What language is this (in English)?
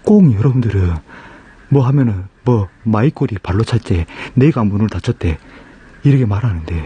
Korean